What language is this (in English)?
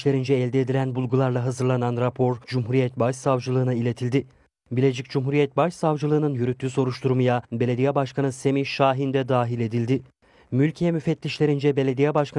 Turkish